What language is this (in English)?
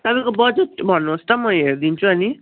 Nepali